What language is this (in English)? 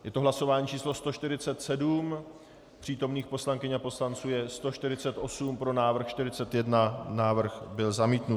Czech